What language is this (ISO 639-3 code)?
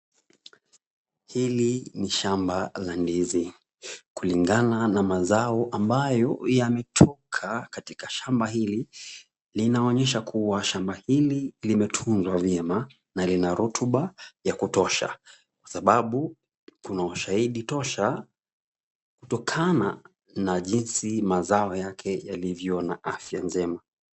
swa